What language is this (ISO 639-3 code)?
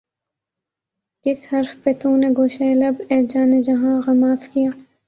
urd